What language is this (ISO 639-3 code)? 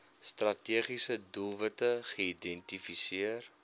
afr